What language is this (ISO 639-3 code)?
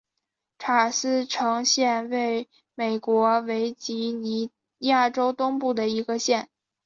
zho